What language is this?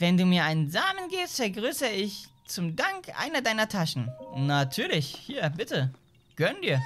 German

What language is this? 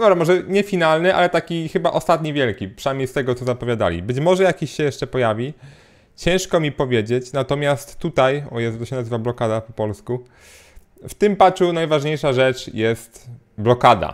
Polish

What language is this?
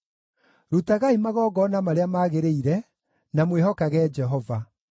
Kikuyu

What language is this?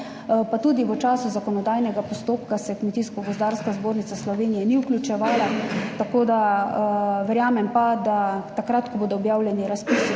Slovenian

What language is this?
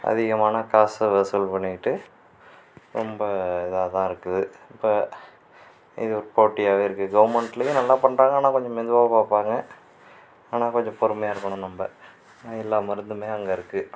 Tamil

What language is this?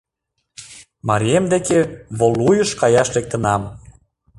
Mari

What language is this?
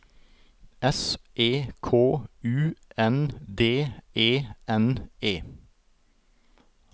Norwegian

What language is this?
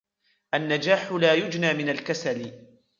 Arabic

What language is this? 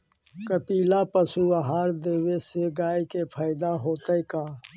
Magahi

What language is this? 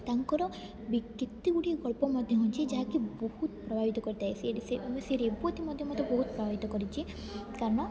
Odia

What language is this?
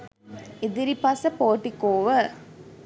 Sinhala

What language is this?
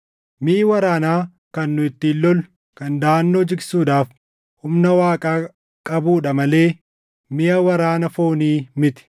Oromo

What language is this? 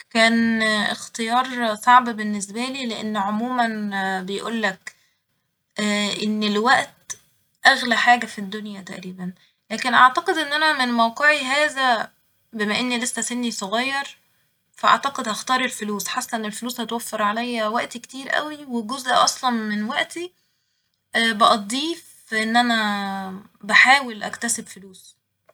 Egyptian Arabic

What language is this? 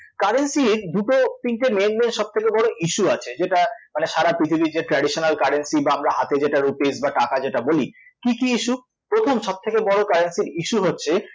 Bangla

